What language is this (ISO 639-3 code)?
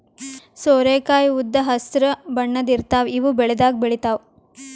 kan